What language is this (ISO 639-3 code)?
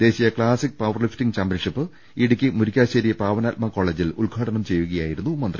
mal